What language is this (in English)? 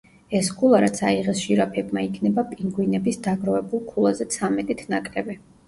Georgian